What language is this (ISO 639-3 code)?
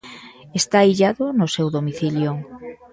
glg